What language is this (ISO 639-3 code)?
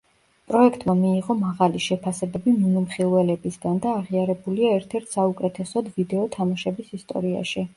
kat